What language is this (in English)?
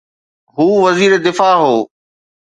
Sindhi